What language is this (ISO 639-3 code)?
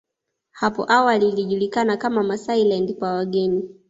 swa